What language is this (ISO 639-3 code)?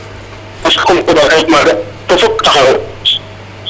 srr